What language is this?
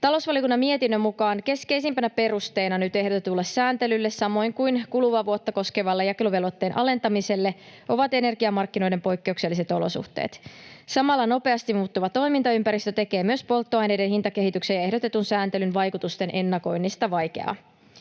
Finnish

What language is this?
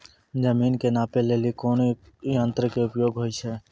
Maithili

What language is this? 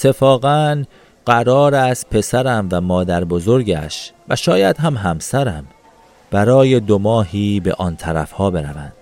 Persian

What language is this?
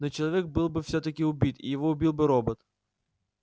Russian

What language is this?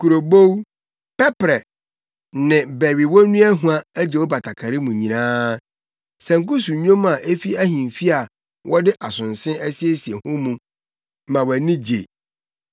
Akan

